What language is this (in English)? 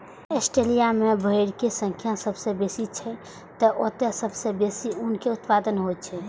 Maithili